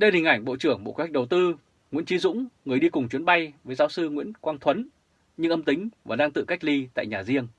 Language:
Vietnamese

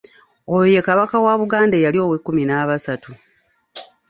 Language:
Ganda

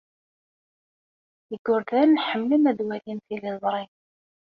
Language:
Kabyle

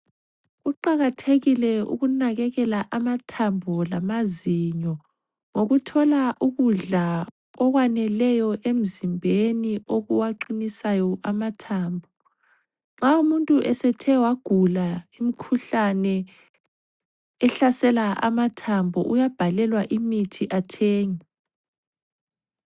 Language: North Ndebele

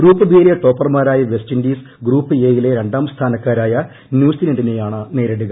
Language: Malayalam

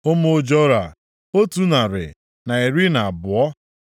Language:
Igbo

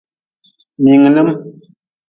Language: Nawdm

